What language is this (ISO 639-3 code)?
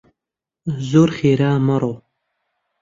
ckb